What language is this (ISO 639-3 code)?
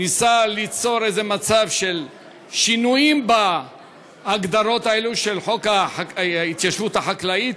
heb